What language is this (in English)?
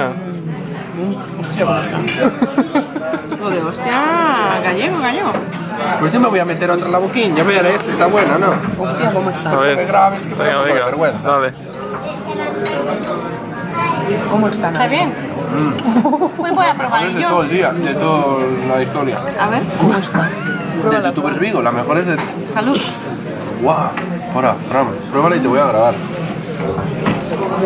Spanish